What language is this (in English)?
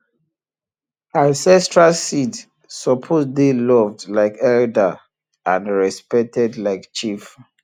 Nigerian Pidgin